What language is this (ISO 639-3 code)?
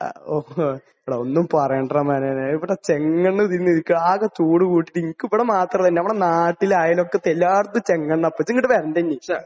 mal